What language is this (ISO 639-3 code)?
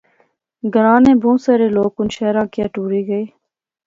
phr